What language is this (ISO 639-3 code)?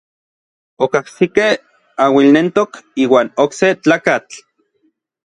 nlv